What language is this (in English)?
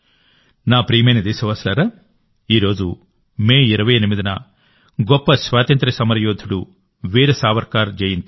Telugu